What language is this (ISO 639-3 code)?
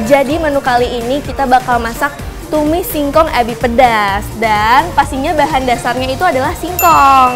ind